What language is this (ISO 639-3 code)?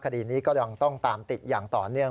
tha